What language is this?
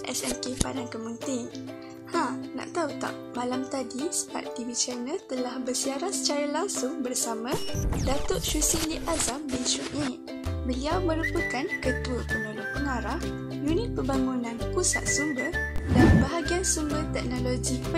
Malay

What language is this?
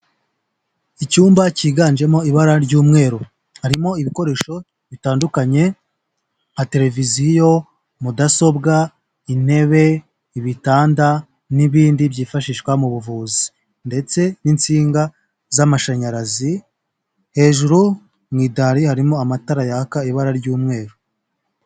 Kinyarwanda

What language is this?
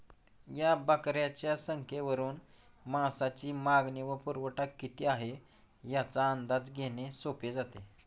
Marathi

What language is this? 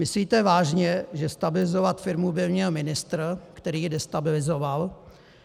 Czech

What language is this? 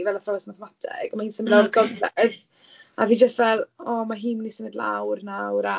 Welsh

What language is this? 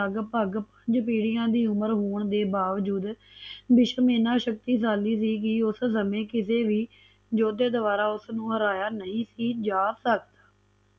Punjabi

